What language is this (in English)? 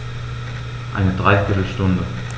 German